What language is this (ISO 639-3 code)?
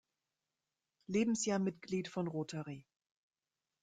deu